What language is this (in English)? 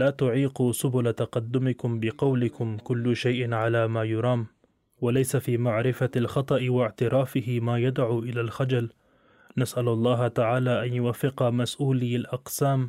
Arabic